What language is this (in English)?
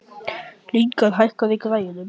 Icelandic